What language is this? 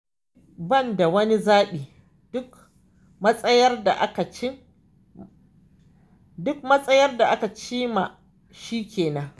Hausa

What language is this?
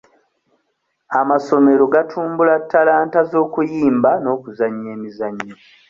Ganda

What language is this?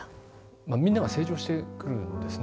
Japanese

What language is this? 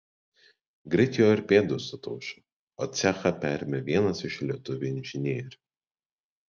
Lithuanian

